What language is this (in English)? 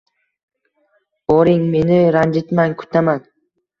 Uzbek